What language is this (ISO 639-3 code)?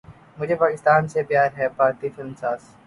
urd